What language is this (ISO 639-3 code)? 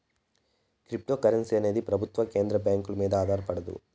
tel